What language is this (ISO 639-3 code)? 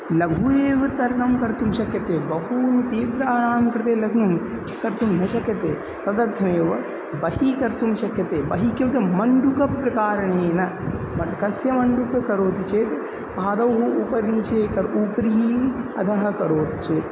san